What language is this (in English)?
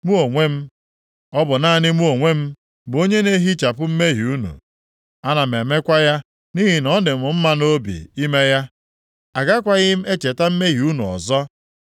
Igbo